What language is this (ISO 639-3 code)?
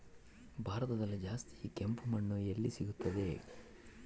kan